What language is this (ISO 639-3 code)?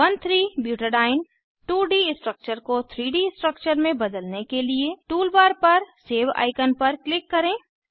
hin